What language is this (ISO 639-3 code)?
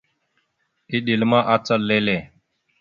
mxu